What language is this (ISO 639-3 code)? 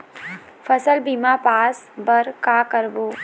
hne